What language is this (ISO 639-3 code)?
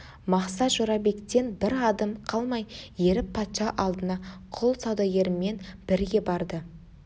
kaz